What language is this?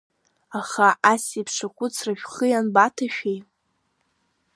Abkhazian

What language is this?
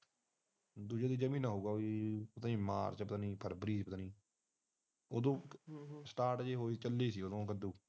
Punjabi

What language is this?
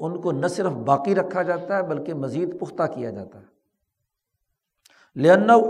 Urdu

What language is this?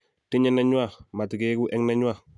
Kalenjin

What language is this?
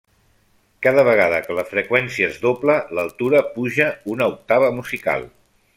Catalan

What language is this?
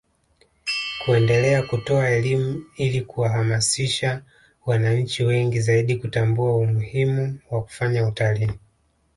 Swahili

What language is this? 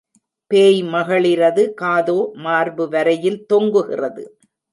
Tamil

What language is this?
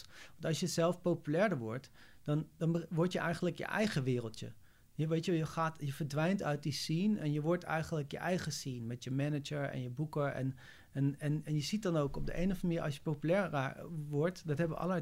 Dutch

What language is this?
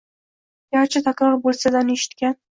Uzbek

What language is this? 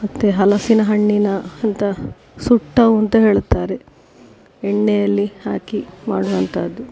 Kannada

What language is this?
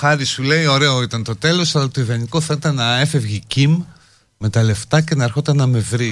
Greek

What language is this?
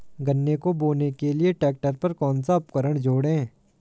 Hindi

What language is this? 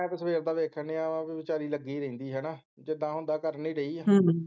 Punjabi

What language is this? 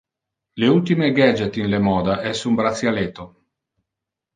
Interlingua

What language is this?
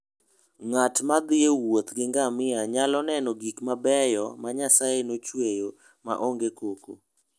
Luo (Kenya and Tanzania)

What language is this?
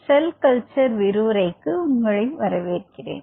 Tamil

